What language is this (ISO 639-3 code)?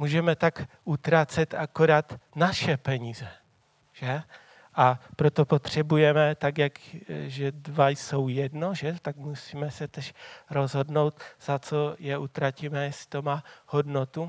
ces